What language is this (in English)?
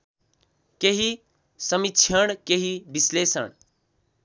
Nepali